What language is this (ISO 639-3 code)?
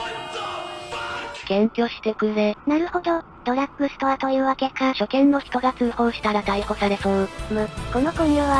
jpn